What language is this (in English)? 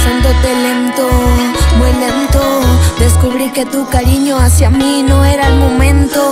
Spanish